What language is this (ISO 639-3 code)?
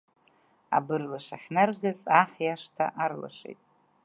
abk